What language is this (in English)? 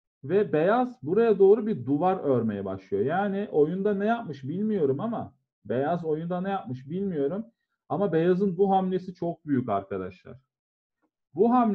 Turkish